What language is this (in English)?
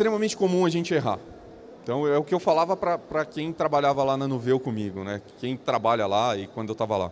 Portuguese